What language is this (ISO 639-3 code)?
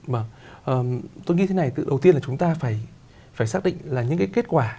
vie